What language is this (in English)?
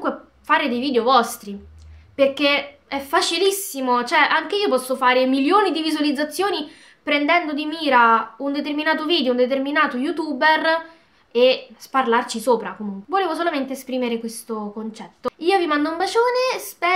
Italian